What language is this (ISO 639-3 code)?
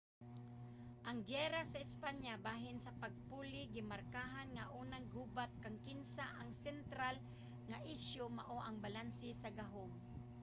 ceb